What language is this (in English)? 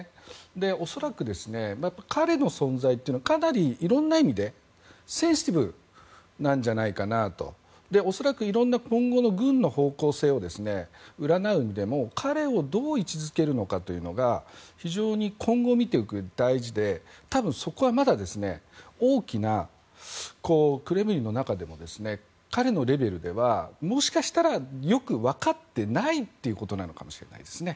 Japanese